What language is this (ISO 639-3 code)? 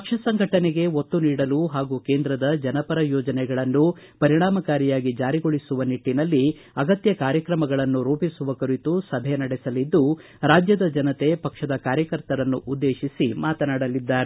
kan